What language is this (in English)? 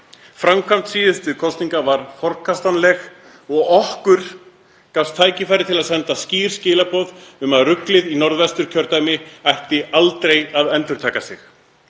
Icelandic